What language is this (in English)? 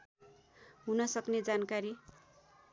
Nepali